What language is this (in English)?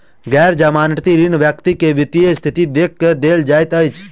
Maithili